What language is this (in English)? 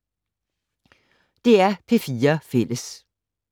Danish